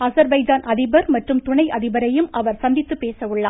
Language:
Tamil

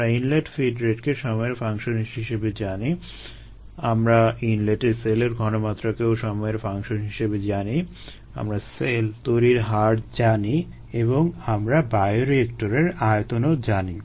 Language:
Bangla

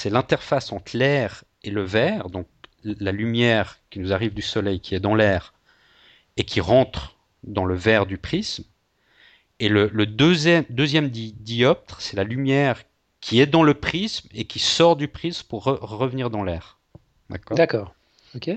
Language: French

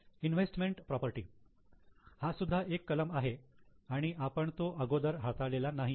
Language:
Marathi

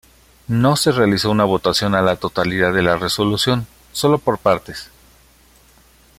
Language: Spanish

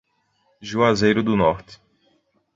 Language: Portuguese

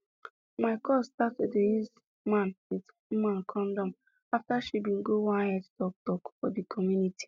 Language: Nigerian Pidgin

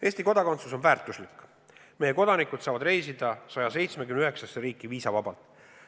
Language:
Estonian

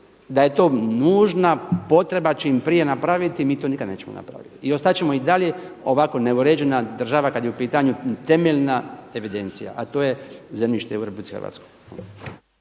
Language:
Croatian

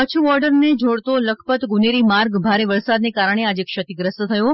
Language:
Gujarati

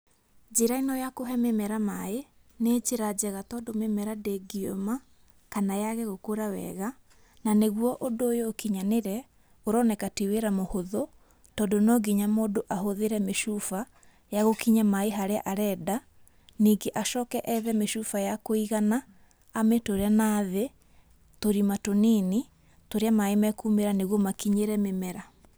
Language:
Kikuyu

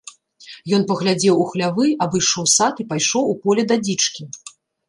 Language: Belarusian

